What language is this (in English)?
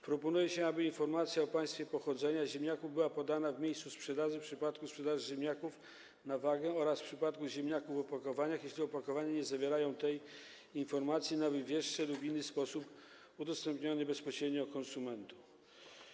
Polish